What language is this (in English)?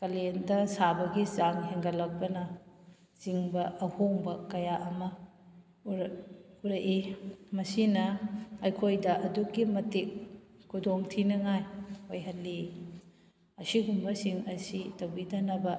Manipuri